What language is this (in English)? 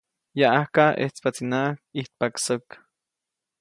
Copainalá Zoque